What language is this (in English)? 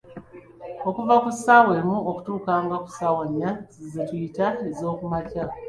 Ganda